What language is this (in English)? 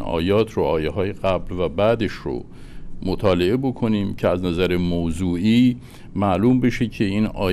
Persian